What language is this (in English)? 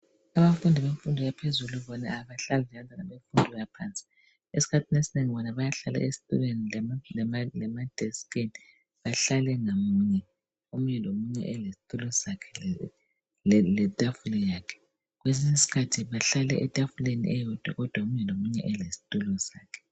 North Ndebele